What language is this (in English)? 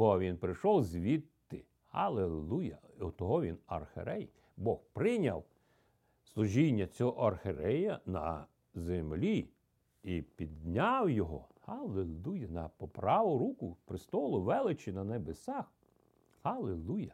Ukrainian